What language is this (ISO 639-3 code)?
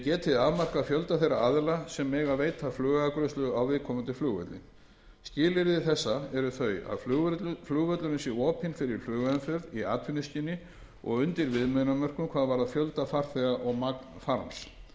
isl